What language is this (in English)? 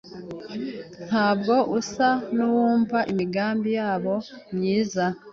Kinyarwanda